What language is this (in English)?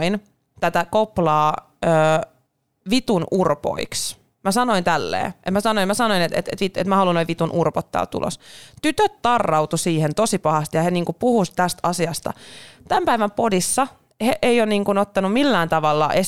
Finnish